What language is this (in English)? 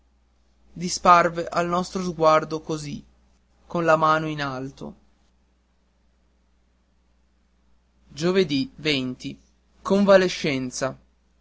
Italian